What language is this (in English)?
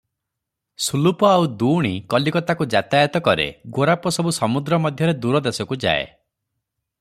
Odia